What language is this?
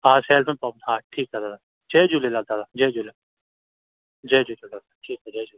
Sindhi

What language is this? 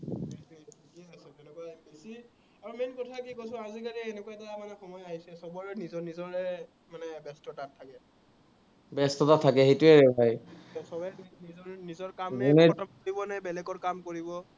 Assamese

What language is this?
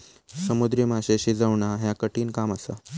Marathi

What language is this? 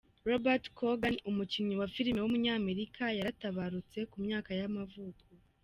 Kinyarwanda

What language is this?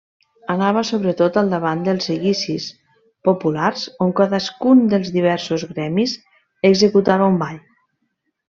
Catalan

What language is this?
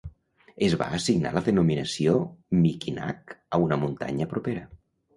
Catalan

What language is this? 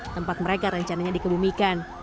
Indonesian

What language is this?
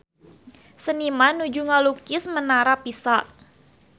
Sundanese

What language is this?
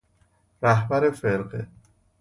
Persian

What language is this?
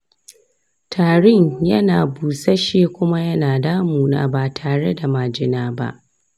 Hausa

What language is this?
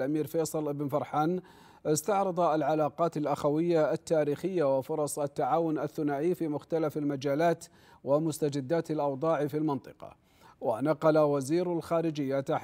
Arabic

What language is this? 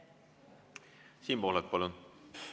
Estonian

